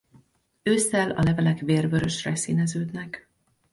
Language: Hungarian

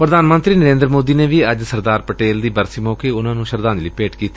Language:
Punjabi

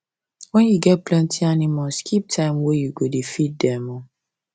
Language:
Nigerian Pidgin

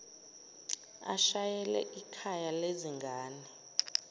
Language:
Zulu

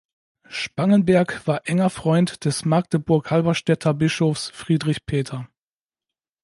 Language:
German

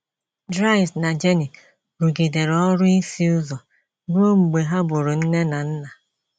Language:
Igbo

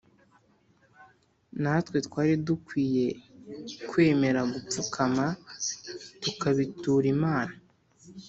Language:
Kinyarwanda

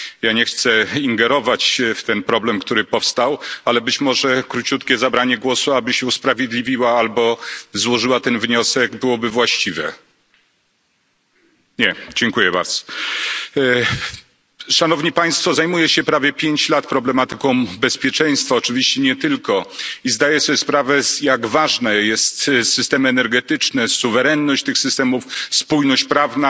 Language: Polish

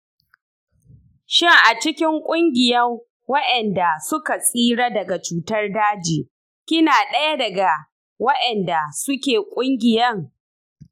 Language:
Hausa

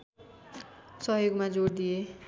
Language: Nepali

